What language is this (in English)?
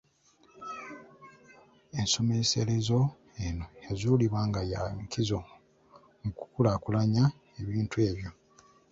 Ganda